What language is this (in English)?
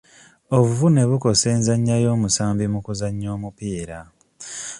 Ganda